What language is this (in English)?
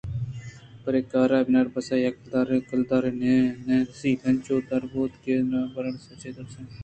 Eastern Balochi